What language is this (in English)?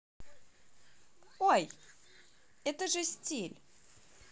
Russian